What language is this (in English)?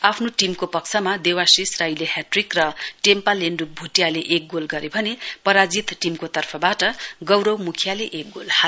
Nepali